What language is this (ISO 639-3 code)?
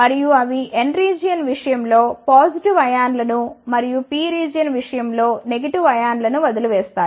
tel